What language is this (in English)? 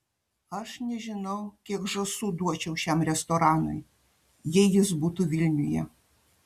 Lithuanian